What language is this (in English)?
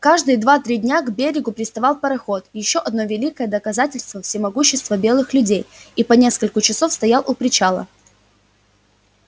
Russian